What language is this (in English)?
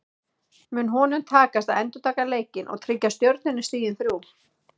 Icelandic